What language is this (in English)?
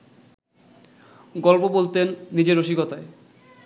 Bangla